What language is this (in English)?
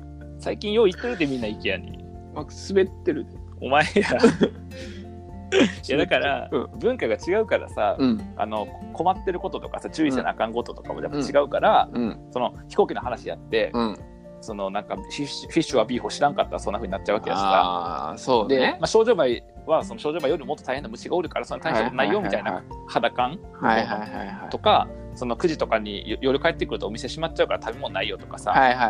Japanese